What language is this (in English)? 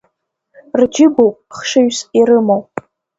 Abkhazian